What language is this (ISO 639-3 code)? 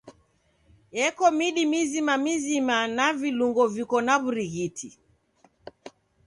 dav